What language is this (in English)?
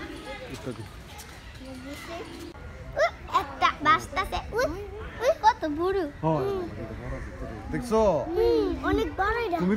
Romanian